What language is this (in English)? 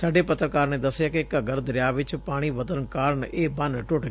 Punjabi